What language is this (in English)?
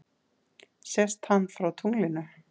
Icelandic